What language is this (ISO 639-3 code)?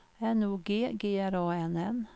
swe